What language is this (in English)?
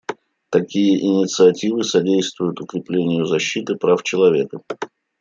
Russian